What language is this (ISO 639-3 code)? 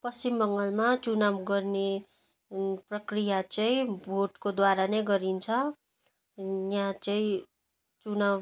nep